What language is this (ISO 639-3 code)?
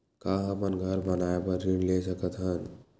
hne